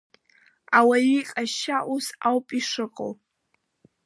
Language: Abkhazian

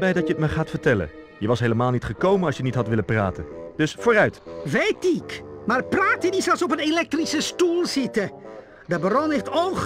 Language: Dutch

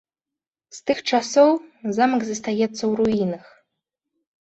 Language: Belarusian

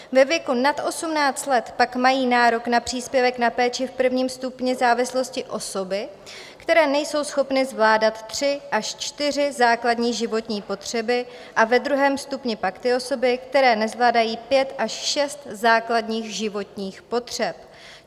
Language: Czech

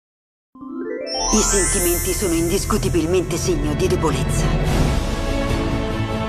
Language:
Italian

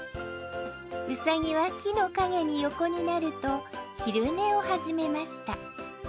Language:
Japanese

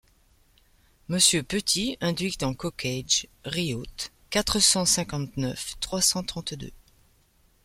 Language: French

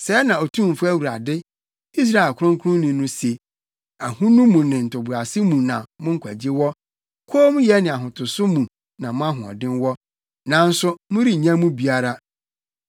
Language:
Akan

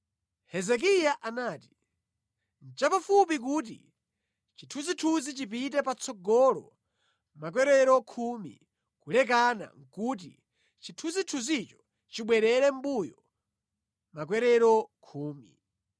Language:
Nyanja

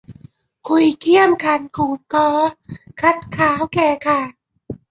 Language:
Thai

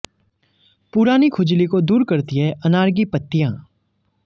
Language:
Hindi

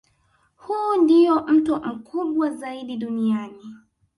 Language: Swahili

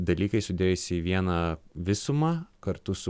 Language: Lithuanian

